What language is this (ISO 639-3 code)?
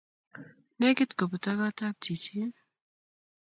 kln